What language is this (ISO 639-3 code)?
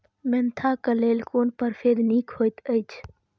mai